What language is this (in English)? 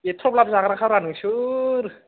Bodo